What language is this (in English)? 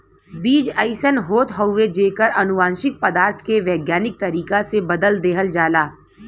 Bhojpuri